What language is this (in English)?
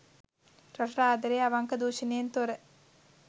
Sinhala